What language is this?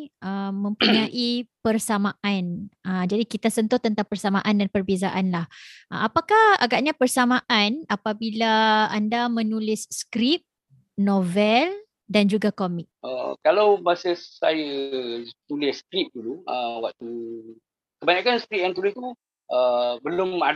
Malay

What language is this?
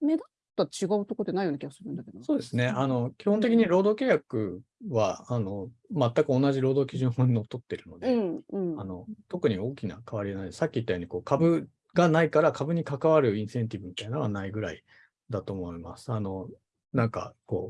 Japanese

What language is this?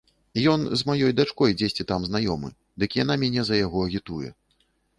Belarusian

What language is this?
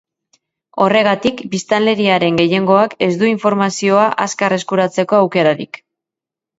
Basque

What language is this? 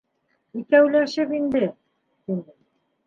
Bashkir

